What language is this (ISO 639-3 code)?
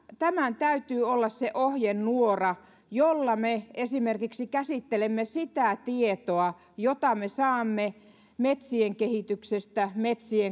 fin